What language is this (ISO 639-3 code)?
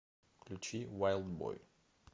rus